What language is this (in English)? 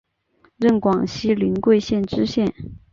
Chinese